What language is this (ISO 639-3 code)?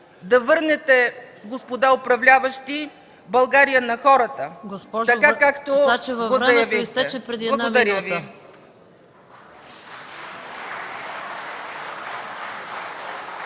bul